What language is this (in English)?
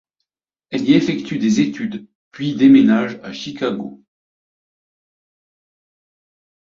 French